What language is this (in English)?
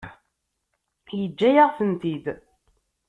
Kabyle